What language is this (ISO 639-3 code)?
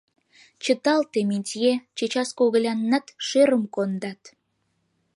chm